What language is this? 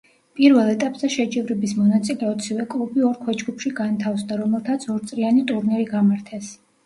Georgian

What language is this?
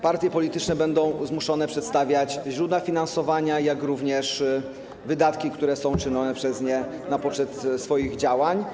Polish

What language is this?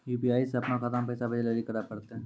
Maithili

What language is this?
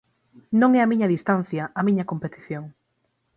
Galician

